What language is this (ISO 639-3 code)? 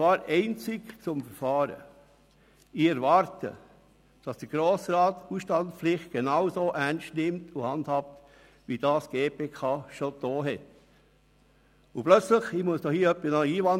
gsw